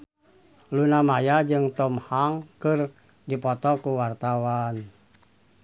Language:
Sundanese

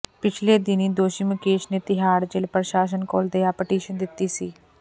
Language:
Punjabi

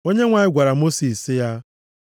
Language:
Igbo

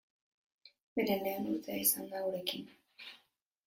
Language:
Basque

